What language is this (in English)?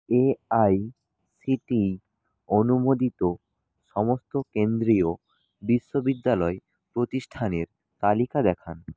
Bangla